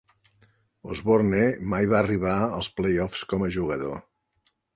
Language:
Catalan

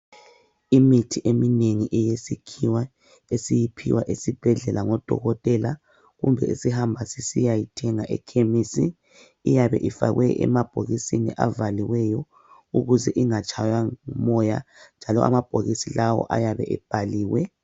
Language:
North Ndebele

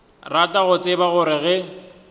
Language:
Northern Sotho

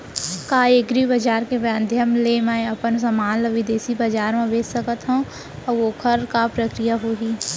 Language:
Chhattisgarhi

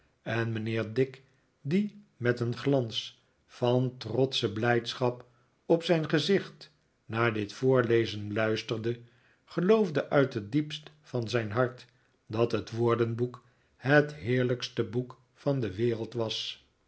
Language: Dutch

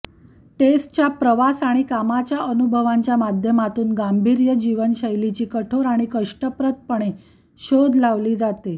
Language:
Marathi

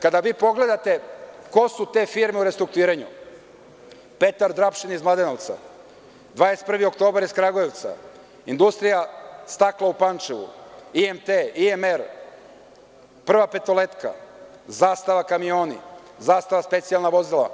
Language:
Serbian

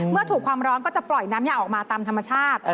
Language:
Thai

